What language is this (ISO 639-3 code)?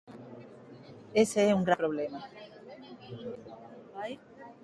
glg